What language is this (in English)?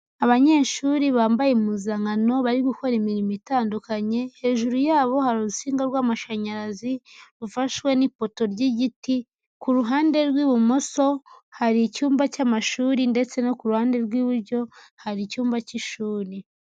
Kinyarwanda